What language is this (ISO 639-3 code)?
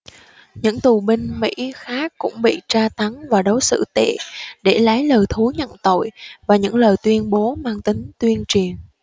vie